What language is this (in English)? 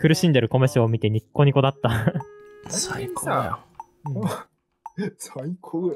Japanese